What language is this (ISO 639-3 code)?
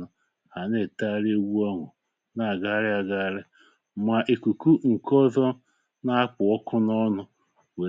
ibo